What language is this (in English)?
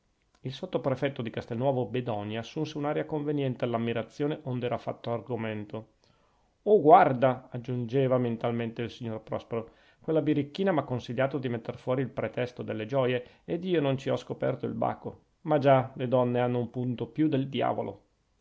Italian